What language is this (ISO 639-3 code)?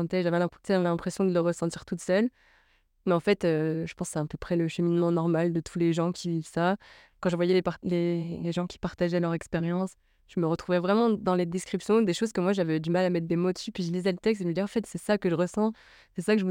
fra